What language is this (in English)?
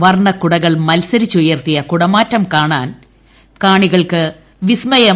Malayalam